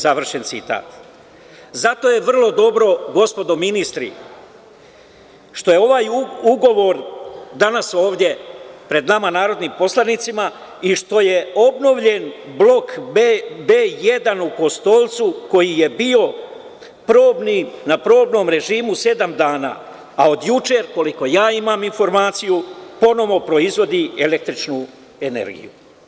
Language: Serbian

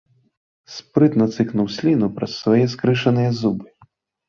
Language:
Belarusian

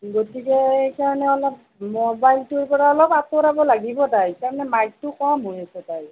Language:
Assamese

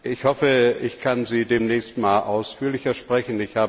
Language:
German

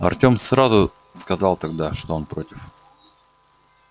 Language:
Russian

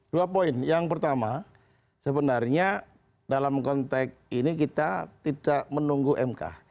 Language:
Indonesian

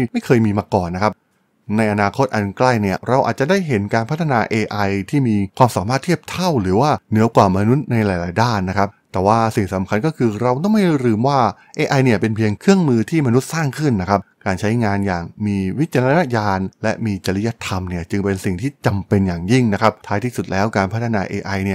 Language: Thai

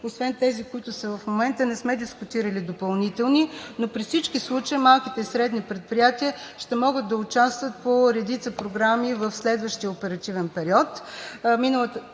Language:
Bulgarian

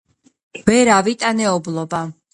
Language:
Georgian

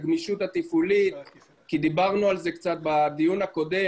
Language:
Hebrew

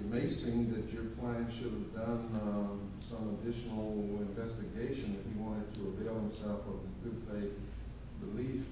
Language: English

